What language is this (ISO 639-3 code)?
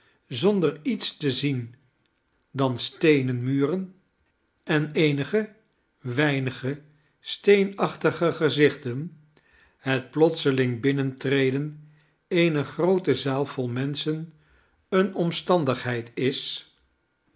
nld